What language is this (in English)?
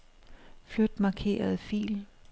Danish